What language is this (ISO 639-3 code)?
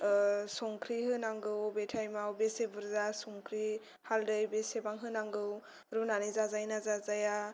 brx